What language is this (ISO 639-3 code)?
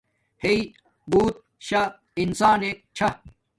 dmk